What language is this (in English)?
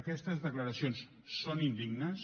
Catalan